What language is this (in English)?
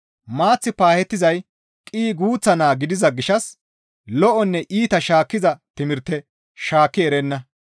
Gamo